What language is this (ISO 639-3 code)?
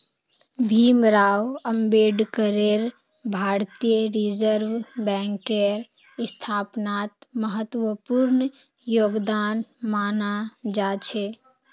mag